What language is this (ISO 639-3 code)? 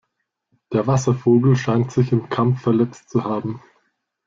deu